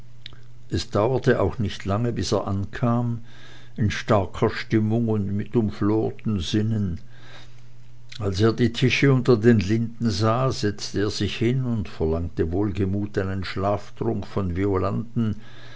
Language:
German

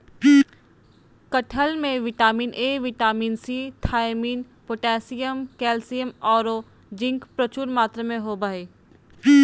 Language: Magahi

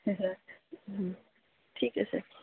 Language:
Assamese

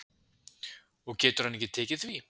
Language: Icelandic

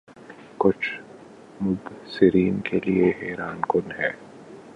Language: Urdu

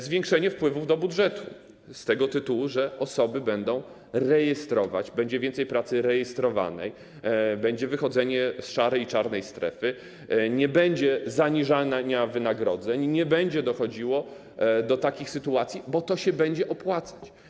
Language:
Polish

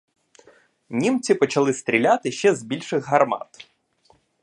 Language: Ukrainian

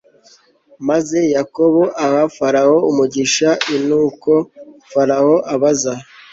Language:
Kinyarwanda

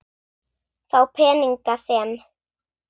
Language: Icelandic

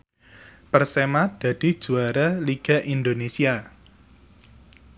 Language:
Javanese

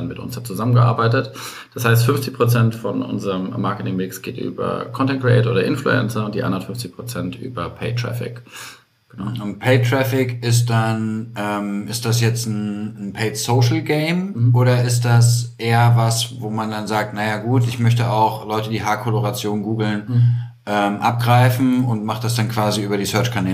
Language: German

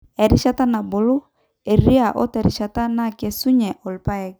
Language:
Masai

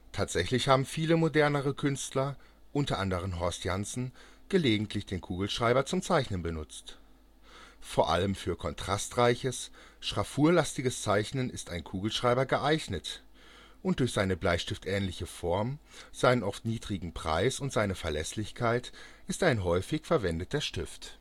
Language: German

